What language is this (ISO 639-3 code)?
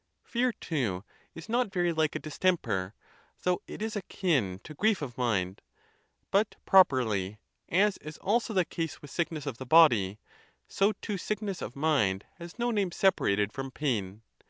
eng